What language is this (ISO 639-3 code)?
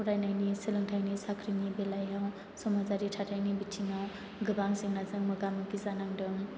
brx